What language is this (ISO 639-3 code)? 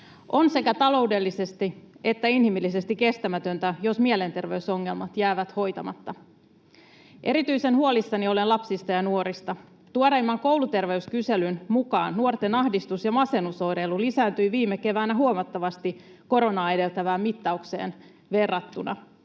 fin